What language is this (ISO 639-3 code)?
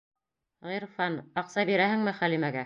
bak